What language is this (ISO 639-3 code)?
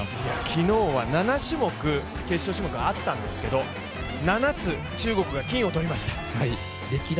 jpn